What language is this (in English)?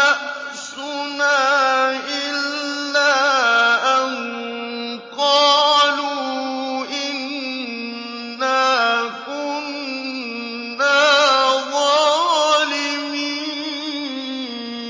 Arabic